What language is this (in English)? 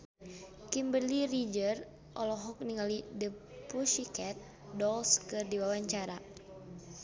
Sundanese